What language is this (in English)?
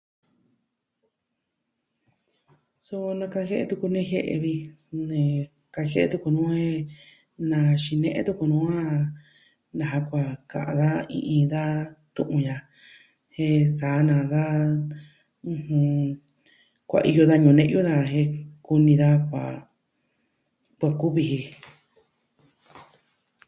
Southwestern Tlaxiaco Mixtec